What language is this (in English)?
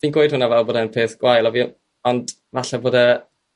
Welsh